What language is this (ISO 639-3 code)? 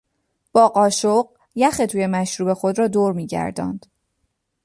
fas